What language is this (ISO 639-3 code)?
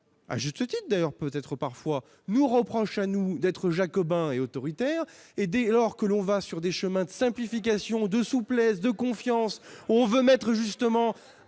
fra